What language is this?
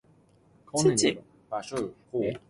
Cantonese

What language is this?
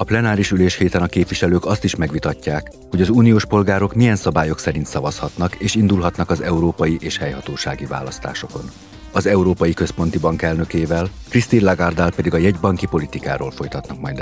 Hungarian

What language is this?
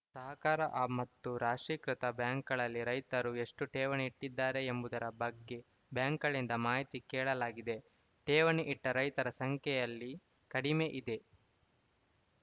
Kannada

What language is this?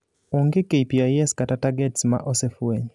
Luo (Kenya and Tanzania)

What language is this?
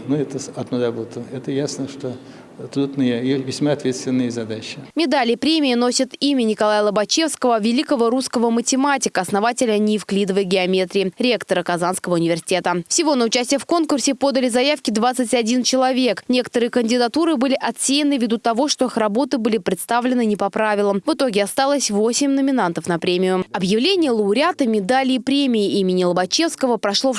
Russian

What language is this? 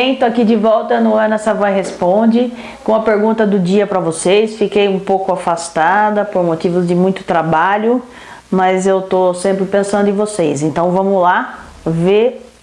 Portuguese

